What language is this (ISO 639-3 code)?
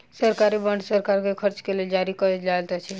mai